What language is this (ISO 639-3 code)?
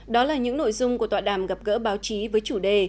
vie